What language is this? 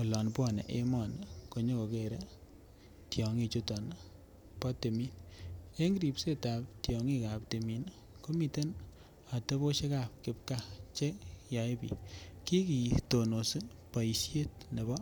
Kalenjin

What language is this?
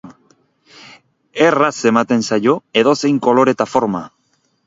Basque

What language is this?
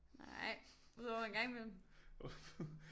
Danish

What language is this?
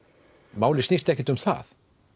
Icelandic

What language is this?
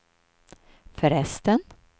Swedish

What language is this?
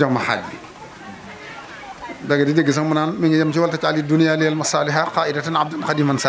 French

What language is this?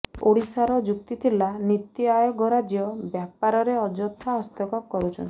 Odia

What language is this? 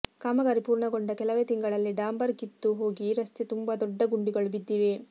Kannada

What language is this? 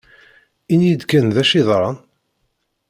Kabyle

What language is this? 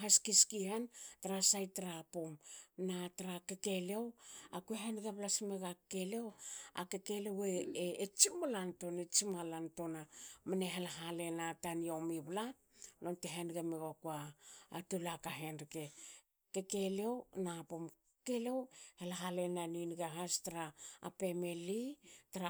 Hakö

